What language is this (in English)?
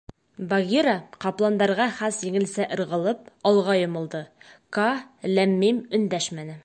Bashkir